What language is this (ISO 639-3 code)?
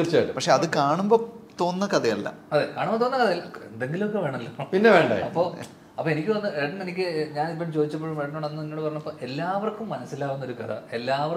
mal